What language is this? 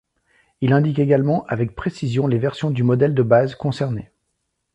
French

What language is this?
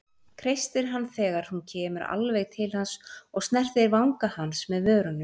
Icelandic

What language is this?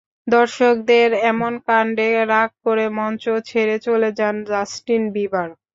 Bangla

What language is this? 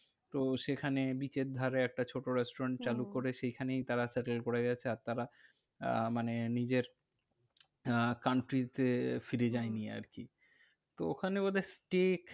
Bangla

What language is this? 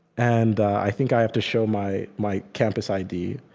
English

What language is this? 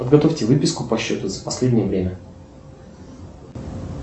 Russian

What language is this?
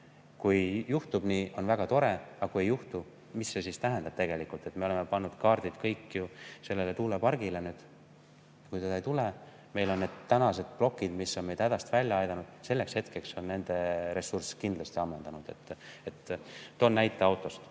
Estonian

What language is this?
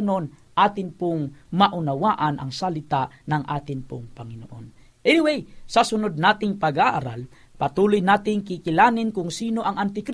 Filipino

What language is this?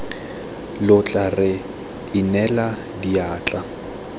Tswana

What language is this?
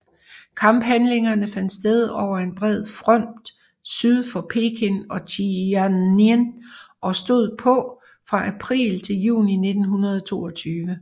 Danish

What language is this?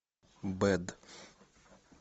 Russian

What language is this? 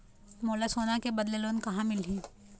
Chhattisgarhi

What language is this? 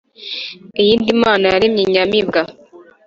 Kinyarwanda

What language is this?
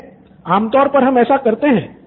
Hindi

